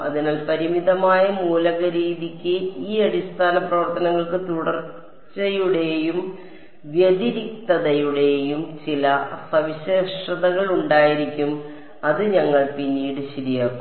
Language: Malayalam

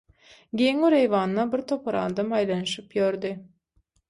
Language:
Turkmen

